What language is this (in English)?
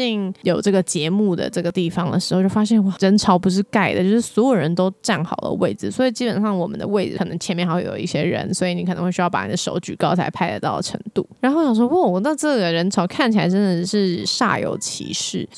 Chinese